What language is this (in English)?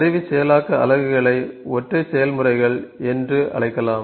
Tamil